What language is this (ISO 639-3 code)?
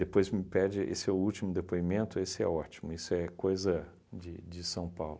por